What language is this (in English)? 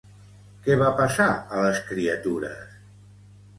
Catalan